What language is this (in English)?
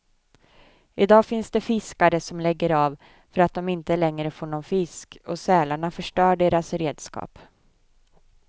Swedish